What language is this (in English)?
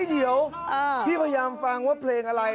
Thai